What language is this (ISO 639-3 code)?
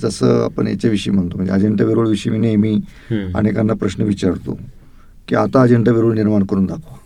mar